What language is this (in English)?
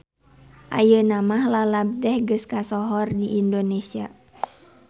Sundanese